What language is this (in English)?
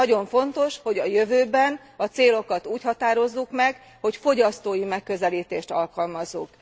Hungarian